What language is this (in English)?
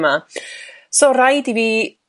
Welsh